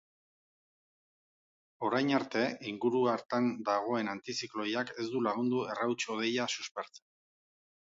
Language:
Basque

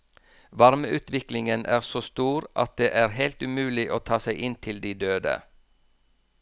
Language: Norwegian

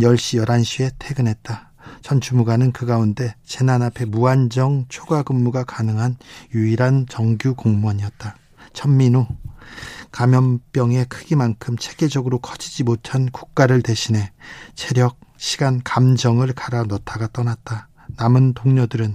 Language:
Korean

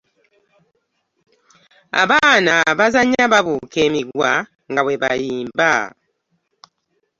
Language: Ganda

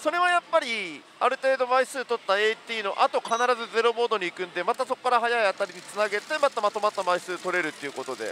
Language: Japanese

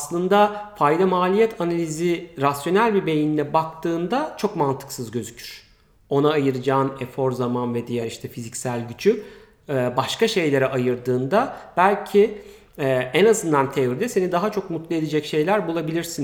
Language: Turkish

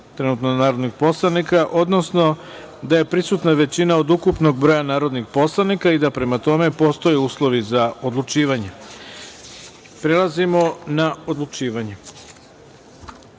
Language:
Serbian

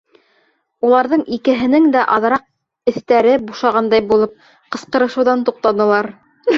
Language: Bashkir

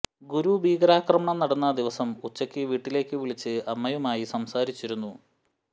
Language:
Malayalam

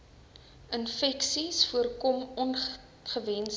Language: Afrikaans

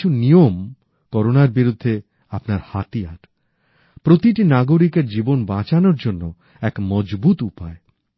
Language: Bangla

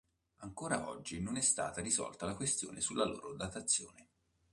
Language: Italian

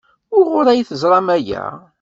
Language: Kabyle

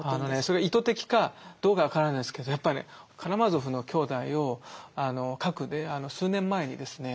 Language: Japanese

